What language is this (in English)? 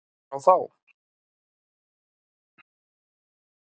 Icelandic